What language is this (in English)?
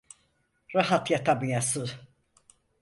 Turkish